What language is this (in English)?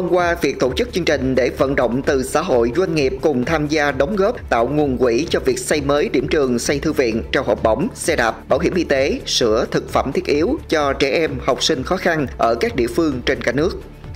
Vietnamese